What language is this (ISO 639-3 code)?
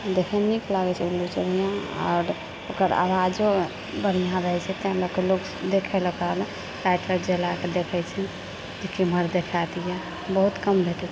mai